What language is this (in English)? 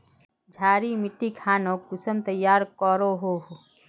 Magahi